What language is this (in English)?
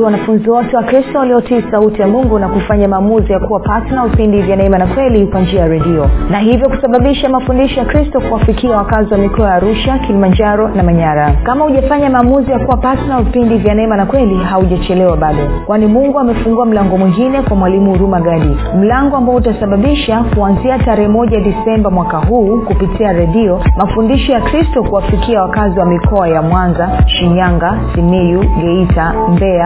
Swahili